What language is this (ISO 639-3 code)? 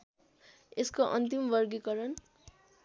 nep